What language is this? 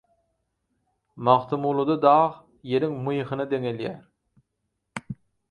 Turkmen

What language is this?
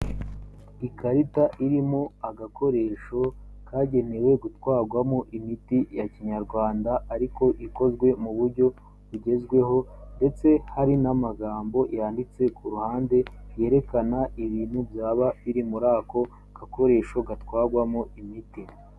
Kinyarwanda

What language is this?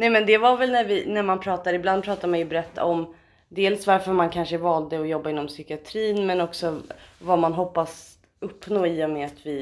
Swedish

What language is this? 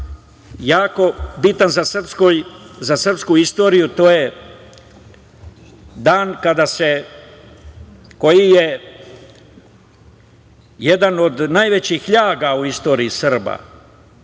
Serbian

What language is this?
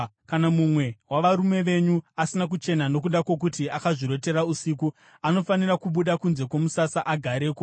Shona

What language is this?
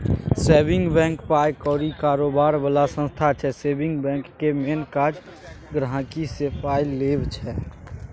Maithili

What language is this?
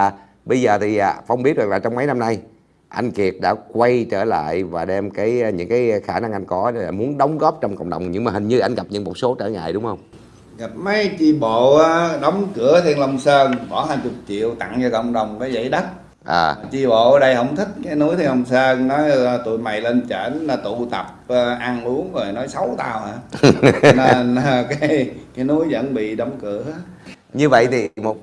Vietnamese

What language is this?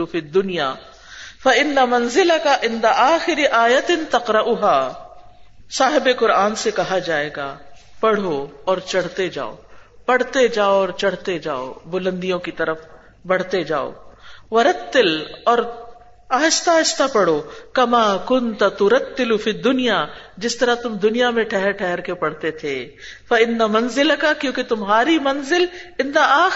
Urdu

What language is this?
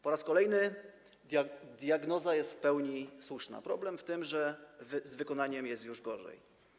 Polish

